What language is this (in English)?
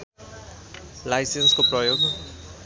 Nepali